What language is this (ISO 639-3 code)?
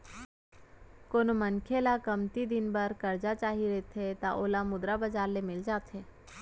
hne